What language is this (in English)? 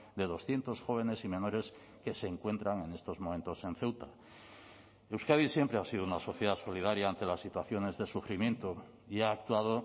Spanish